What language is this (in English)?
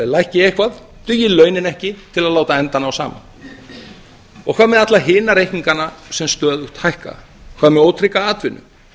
Icelandic